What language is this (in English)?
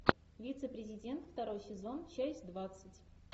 Russian